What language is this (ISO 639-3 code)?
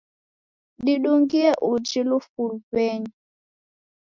dav